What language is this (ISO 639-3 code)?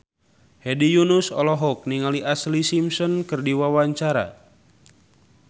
sun